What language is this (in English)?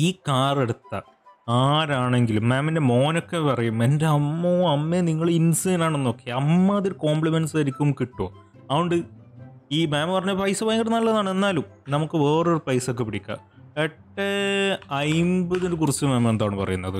Malayalam